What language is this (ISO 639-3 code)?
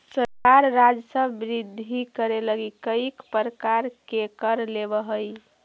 mag